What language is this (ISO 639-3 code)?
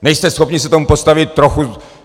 ces